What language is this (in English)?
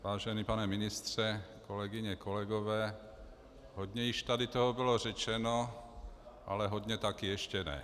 Czech